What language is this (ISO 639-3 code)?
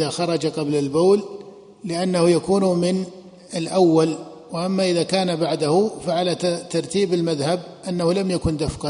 ara